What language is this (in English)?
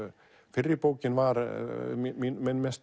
Icelandic